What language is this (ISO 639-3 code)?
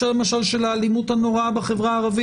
heb